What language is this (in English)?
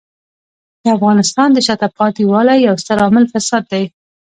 Pashto